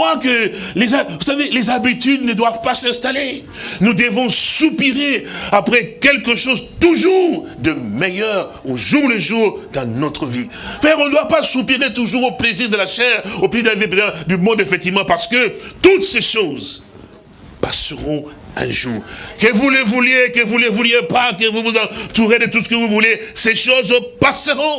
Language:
French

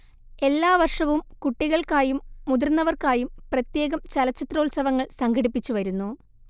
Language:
Malayalam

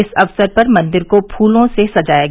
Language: Hindi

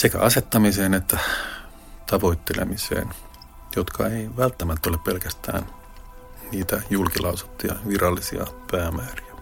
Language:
Finnish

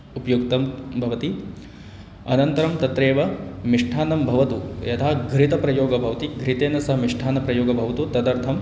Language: Sanskrit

